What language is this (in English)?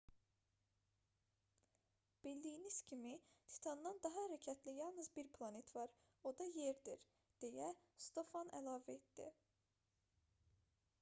Azerbaijani